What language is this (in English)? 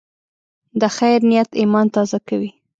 Pashto